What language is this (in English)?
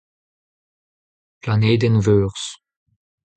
Breton